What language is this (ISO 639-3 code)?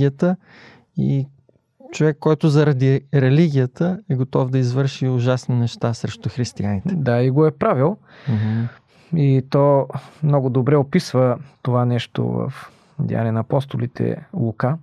bul